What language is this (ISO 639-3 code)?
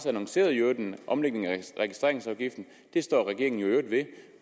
dan